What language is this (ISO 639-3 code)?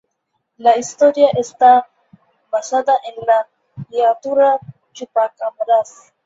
spa